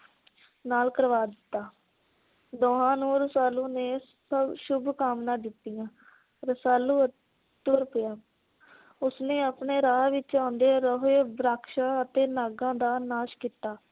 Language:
Punjabi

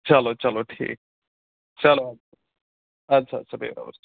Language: Kashmiri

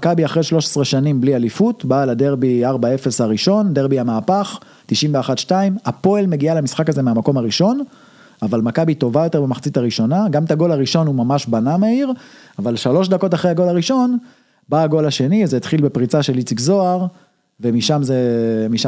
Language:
Hebrew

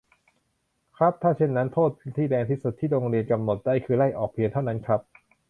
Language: Thai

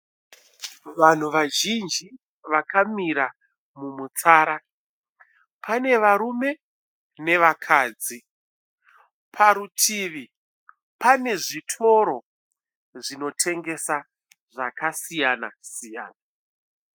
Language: Shona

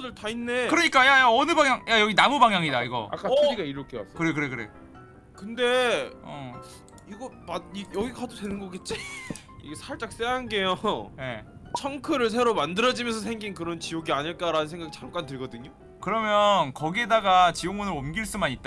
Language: Korean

